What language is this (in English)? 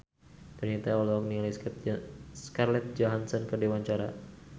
Sundanese